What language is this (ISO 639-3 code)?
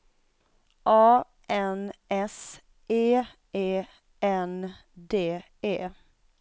swe